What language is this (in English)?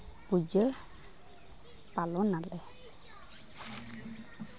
Santali